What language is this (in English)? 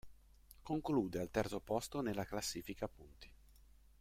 Italian